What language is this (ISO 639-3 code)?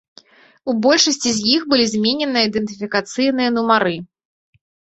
bel